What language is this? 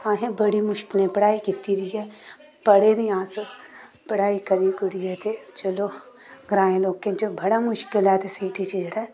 Dogri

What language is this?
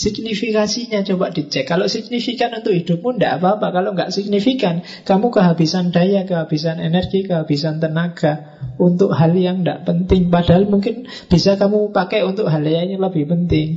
Indonesian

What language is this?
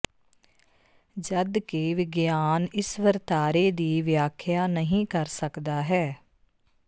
Punjabi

